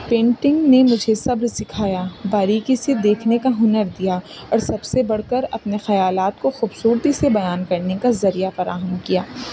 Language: Urdu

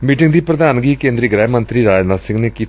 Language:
Punjabi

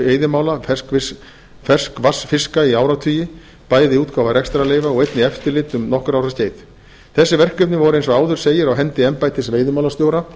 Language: Icelandic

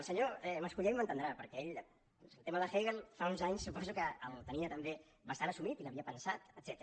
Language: Catalan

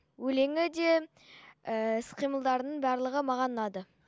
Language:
Kazakh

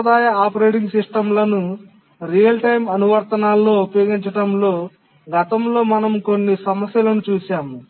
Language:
Telugu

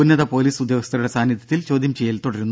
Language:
Malayalam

